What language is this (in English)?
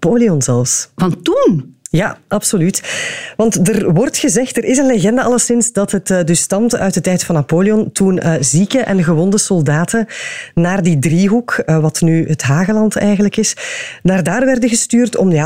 Dutch